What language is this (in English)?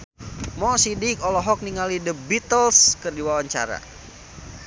Sundanese